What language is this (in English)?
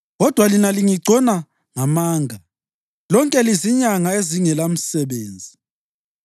North Ndebele